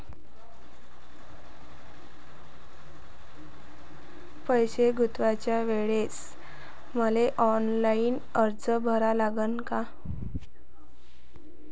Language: Marathi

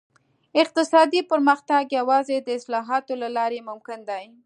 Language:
Pashto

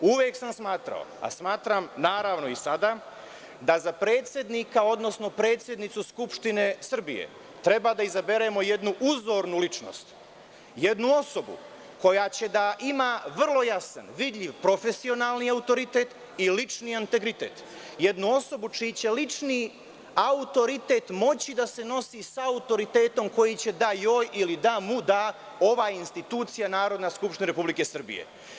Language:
Serbian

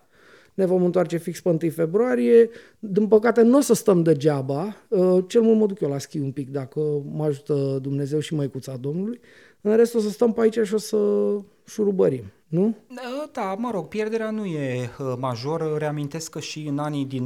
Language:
Romanian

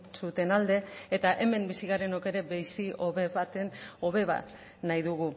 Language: Basque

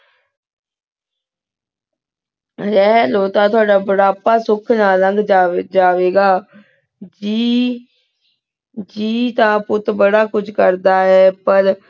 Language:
Punjabi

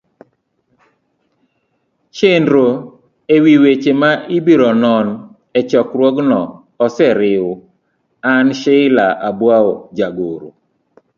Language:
Luo (Kenya and Tanzania)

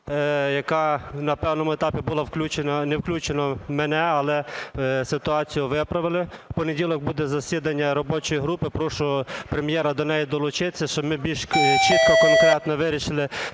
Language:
Ukrainian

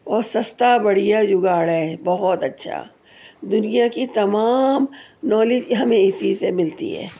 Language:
Urdu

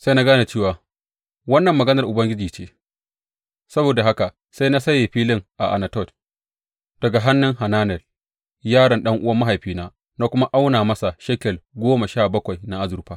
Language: Hausa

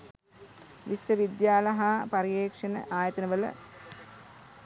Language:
Sinhala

